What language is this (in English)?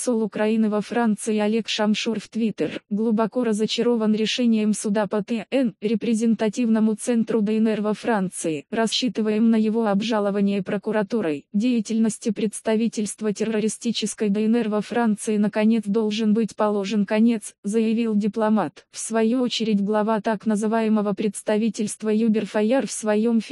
Russian